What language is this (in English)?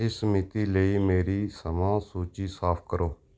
Punjabi